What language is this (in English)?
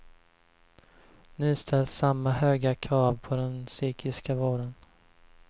Swedish